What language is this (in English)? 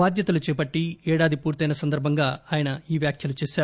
Telugu